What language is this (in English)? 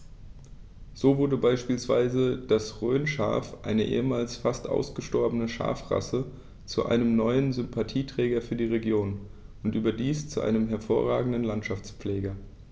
German